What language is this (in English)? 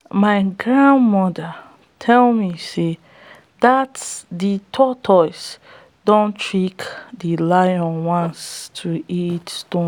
Nigerian Pidgin